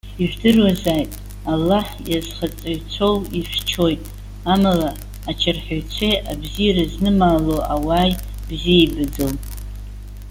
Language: Abkhazian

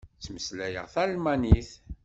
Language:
Kabyle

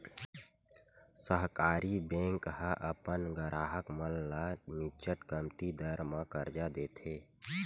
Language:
Chhattisgarhi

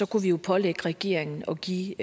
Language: Danish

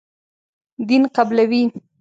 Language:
Pashto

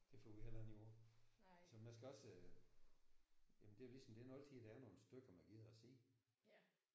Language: Danish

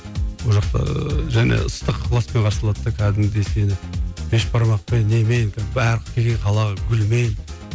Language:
Kazakh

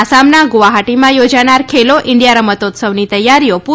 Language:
Gujarati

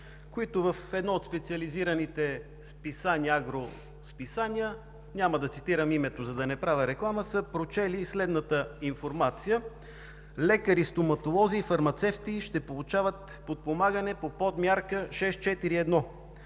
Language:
Bulgarian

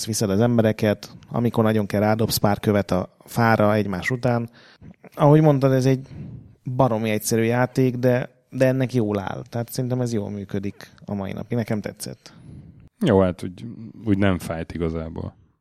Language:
Hungarian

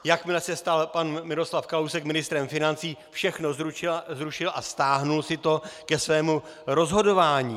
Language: Czech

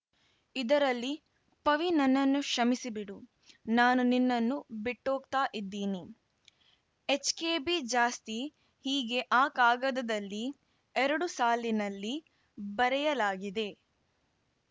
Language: Kannada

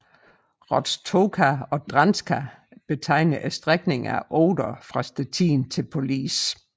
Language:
Danish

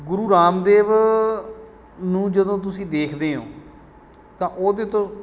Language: Punjabi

